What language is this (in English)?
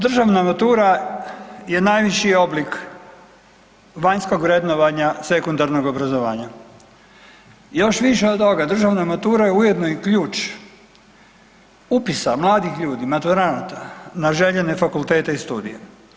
Croatian